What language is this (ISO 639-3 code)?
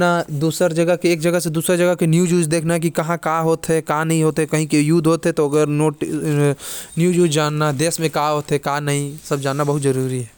kfp